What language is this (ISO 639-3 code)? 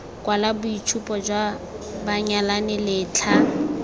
tsn